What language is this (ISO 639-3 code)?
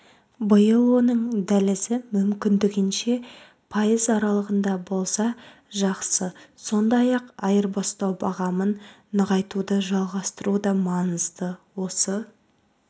kaz